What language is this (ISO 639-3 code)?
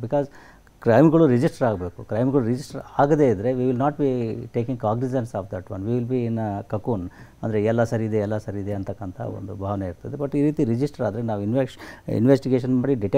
kan